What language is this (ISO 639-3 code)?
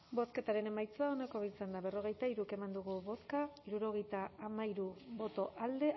eus